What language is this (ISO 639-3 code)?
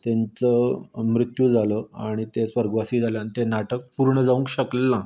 kok